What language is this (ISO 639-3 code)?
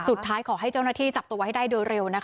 tha